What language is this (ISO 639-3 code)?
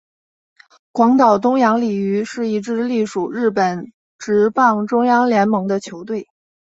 zho